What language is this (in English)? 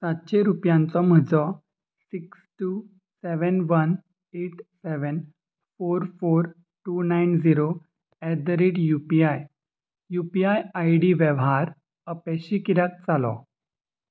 Konkani